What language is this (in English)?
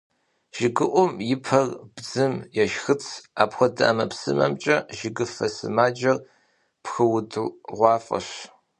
Kabardian